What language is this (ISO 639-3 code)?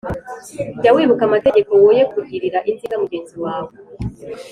kin